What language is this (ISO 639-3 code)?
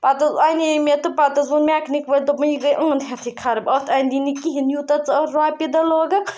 kas